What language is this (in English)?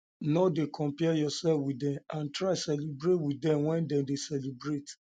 Nigerian Pidgin